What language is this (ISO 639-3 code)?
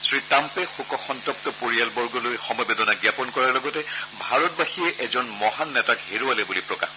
asm